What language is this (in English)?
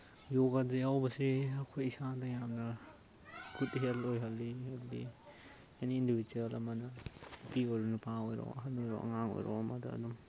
Manipuri